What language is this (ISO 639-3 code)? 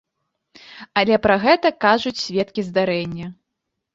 bel